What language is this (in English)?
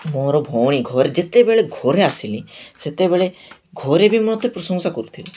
Odia